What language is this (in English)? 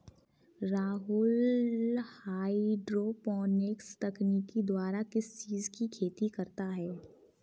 Hindi